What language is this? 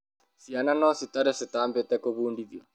Kikuyu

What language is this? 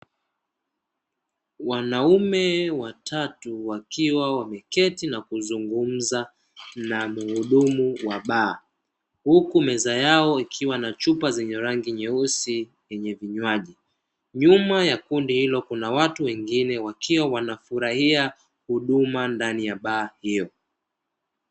Swahili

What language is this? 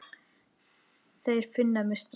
Icelandic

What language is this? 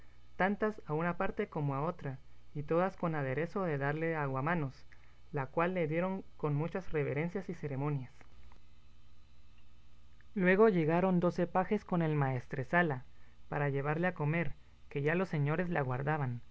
Spanish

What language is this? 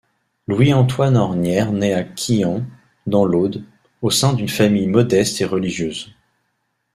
French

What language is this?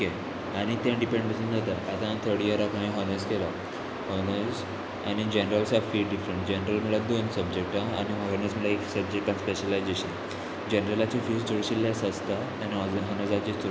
Konkani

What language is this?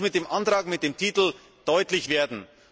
German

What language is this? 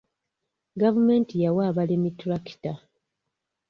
Ganda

